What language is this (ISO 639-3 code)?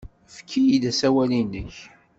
kab